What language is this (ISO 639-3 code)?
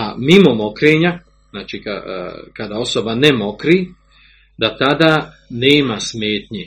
hrv